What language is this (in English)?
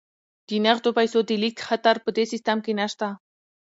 Pashto